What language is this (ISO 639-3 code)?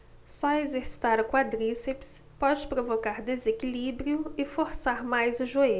por